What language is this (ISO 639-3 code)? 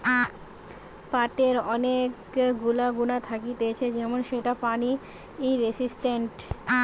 ben